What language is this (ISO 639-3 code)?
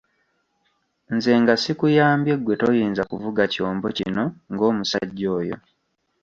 lug